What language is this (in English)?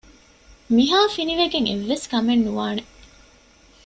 Divehi